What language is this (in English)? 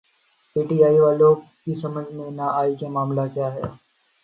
Urdu